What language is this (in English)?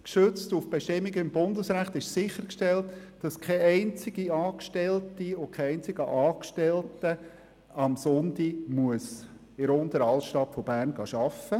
Swiss German